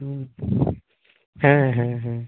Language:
Santali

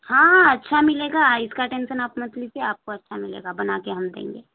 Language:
Urdu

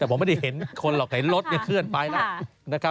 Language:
Thai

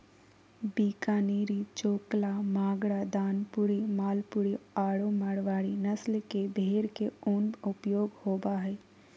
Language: Magahi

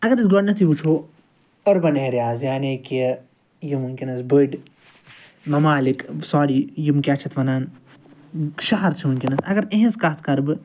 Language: Kashmiri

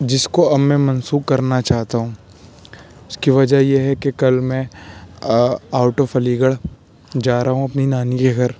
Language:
Urdu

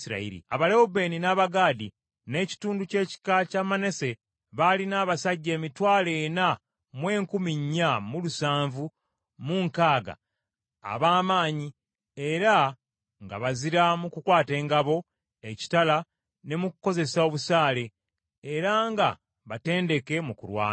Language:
Ganda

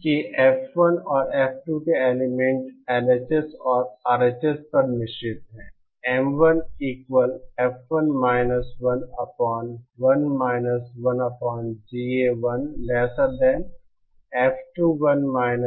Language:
Hindi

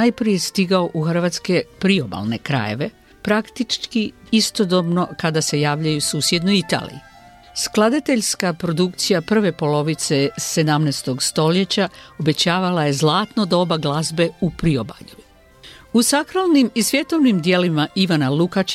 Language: Croatian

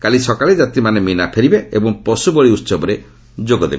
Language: Odia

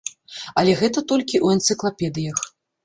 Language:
Belarusian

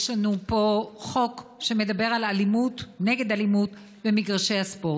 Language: Hebrew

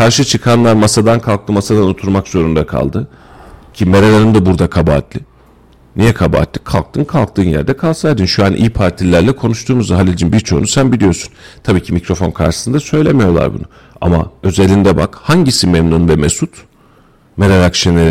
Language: Turkish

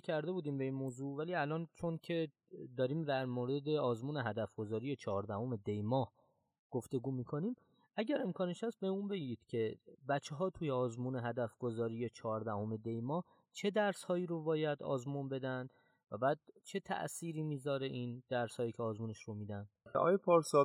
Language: Persian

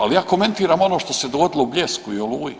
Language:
Croatian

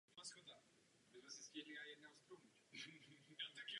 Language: Czech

